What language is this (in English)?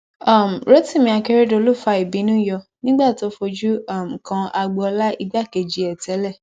Yoruba